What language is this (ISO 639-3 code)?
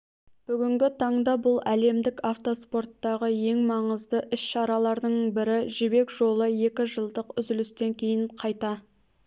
kaz